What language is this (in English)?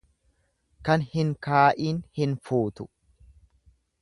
Oromo